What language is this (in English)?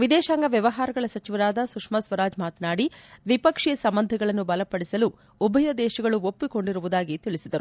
Kannada